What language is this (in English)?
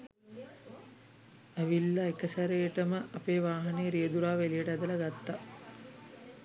Sinhala